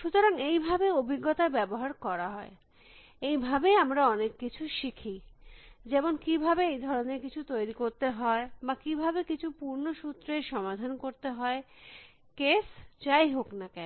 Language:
Bangla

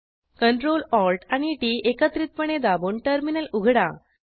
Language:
Marathi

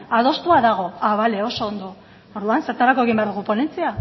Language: Basque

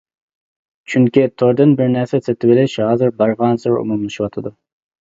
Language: Uyghur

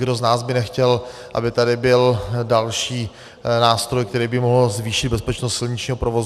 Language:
Czech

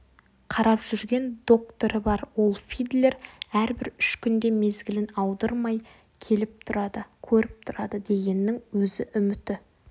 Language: Kazakh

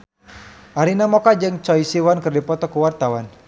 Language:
Sundanese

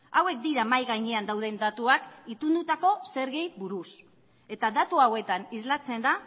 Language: Basque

